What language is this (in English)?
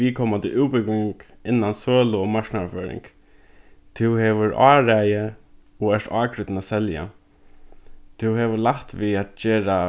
Faroese